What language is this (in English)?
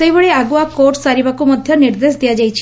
Odia